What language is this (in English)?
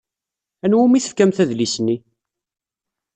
Kabyle